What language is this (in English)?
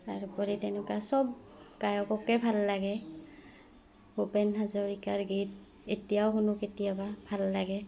Assamese